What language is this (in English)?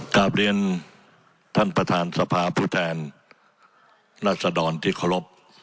Thai